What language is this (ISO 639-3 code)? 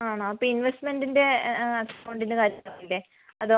mal